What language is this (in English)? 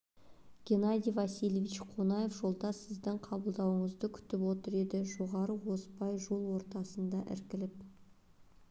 Kazakh